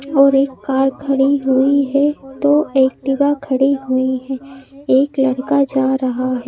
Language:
Hindi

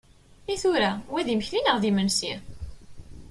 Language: Kabyle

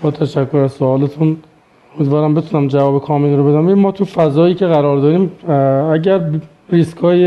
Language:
Persian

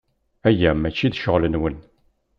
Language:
Kabyle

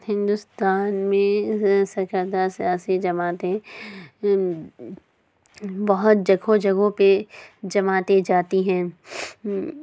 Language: Urdu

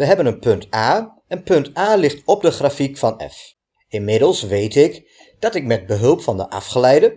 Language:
Dutch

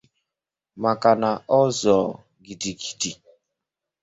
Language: Igbo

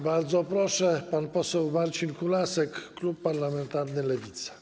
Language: Polish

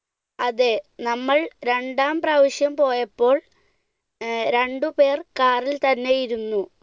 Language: Malayalam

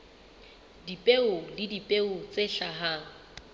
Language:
Southern Sotho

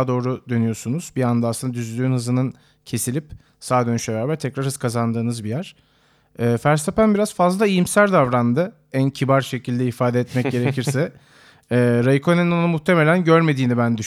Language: Turkish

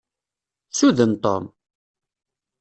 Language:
Kabyle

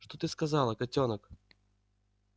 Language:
Russian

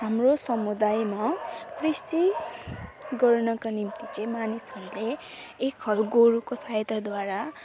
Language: Nepali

